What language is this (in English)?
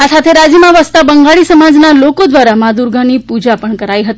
Gujarati